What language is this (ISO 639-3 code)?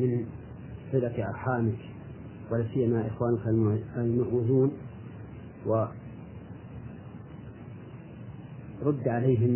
ara